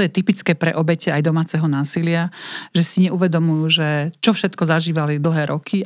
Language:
Slovak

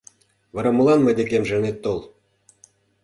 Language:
Mari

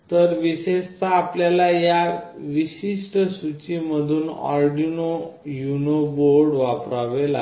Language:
Marathi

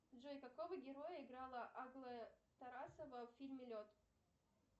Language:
Russian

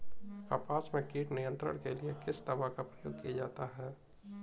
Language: Hindi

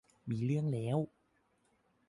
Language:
Thai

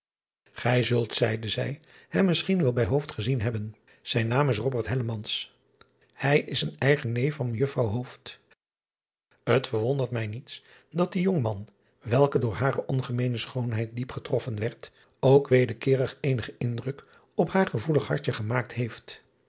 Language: Dutch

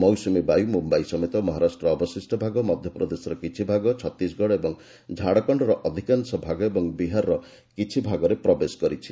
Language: Odia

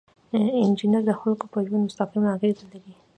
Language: Pashto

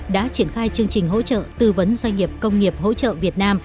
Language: Vietnamese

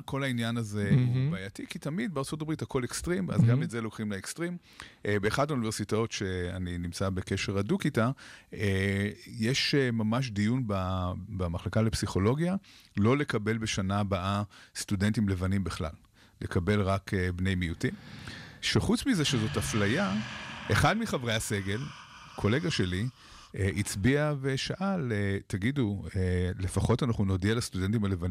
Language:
Hebrew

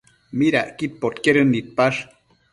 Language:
Matsés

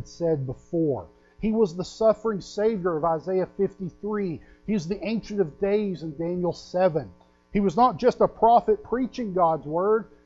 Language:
English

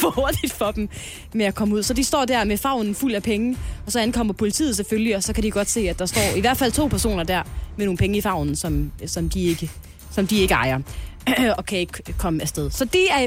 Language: Danish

